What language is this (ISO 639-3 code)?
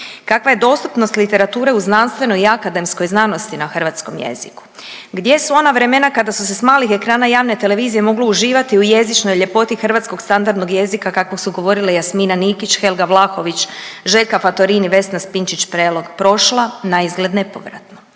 hrv